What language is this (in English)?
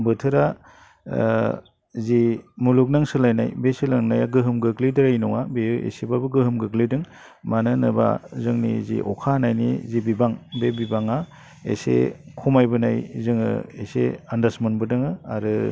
Bodo